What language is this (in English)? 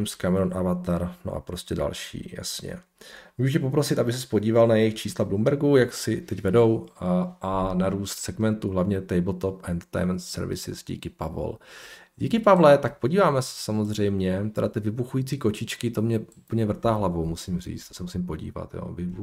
Czech